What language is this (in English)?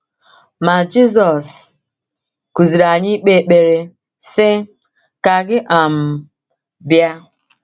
Igbo